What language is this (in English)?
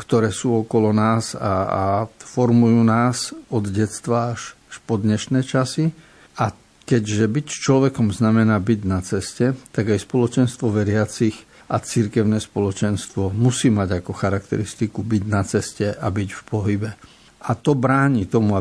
Slovak